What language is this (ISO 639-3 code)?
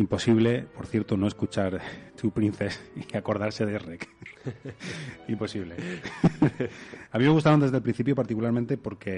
spa